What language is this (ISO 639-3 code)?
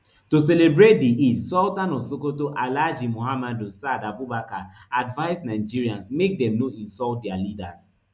pcm